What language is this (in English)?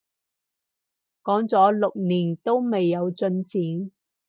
Cantonese